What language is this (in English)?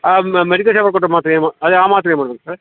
Kannada